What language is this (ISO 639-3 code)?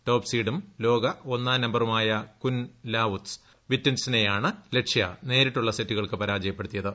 mal